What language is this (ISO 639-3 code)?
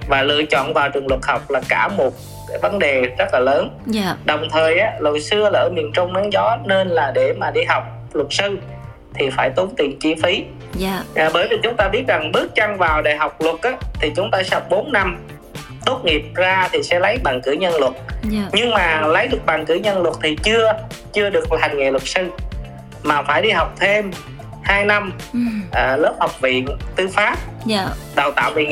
vie